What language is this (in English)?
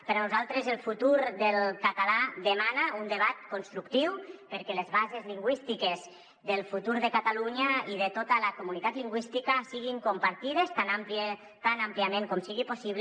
Catalan